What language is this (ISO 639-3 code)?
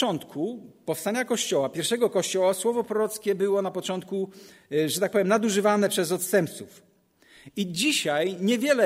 pol